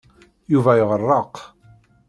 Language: Kabyle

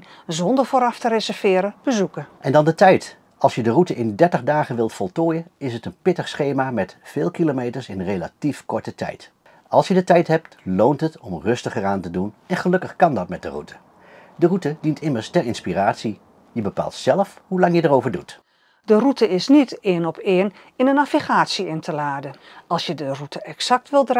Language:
Dutch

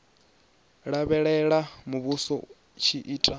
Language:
Venda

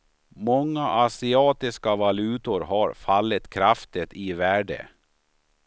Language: Swedish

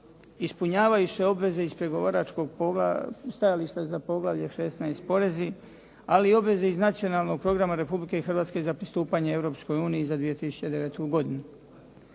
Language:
Croatian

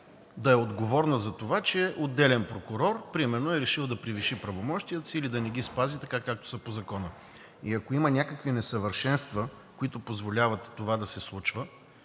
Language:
Bulgarian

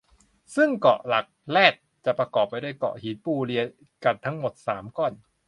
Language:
Thai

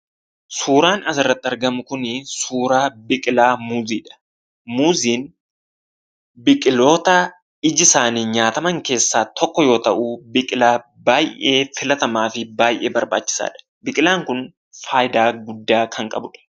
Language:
Oromo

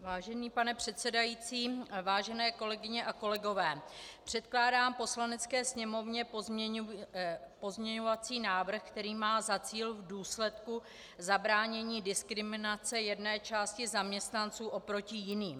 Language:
Czech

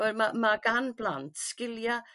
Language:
Welsh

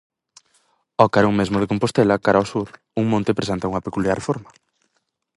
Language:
Galician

